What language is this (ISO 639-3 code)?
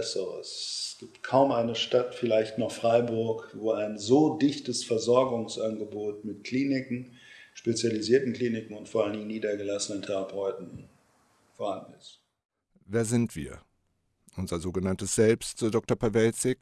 deu